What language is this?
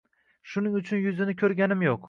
Uzbek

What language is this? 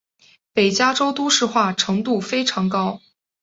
Chinese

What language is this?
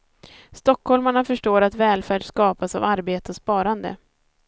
Swedish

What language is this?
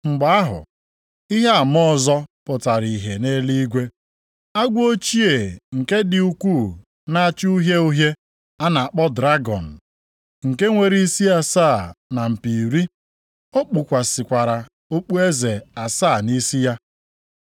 Igbo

